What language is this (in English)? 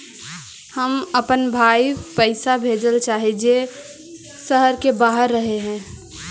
Magahi